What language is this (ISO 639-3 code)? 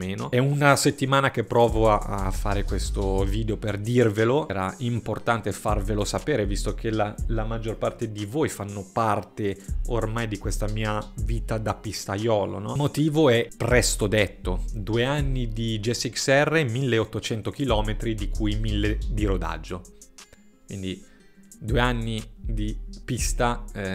ita